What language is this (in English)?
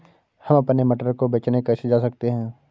Hindi